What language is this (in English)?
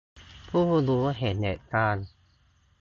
Thai